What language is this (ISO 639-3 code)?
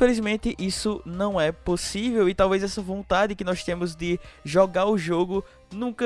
por